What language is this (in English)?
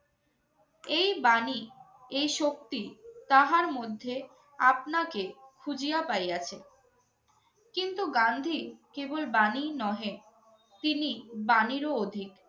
Bangla